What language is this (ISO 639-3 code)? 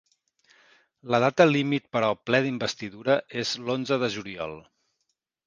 cat